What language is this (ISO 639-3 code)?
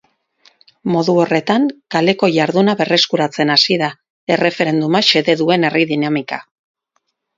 eus